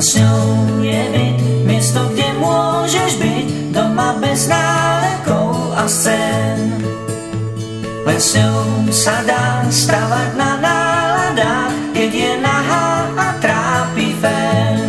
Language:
Slovak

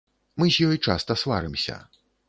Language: Belarusian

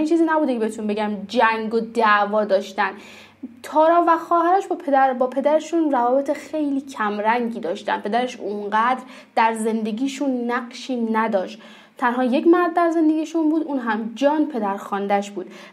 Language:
Persian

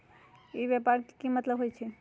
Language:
Magahi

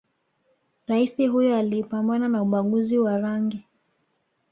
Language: Swahili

